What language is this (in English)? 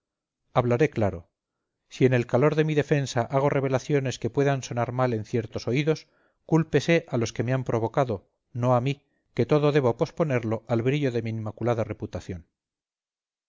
Spanish